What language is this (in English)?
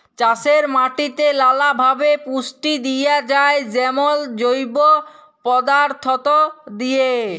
Bangla